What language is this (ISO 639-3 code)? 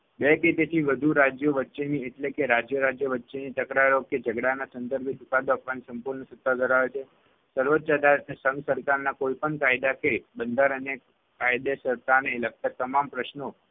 guj